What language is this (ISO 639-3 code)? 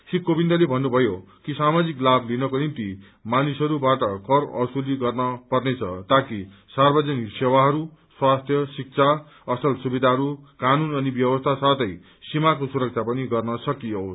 nep